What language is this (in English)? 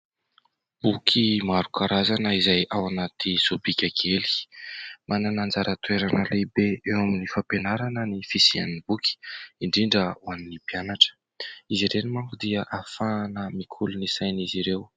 Malagasy